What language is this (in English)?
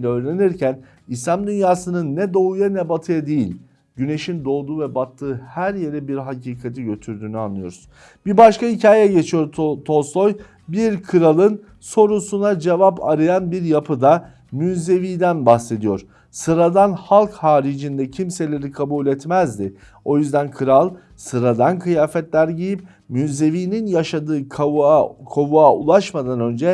Turkish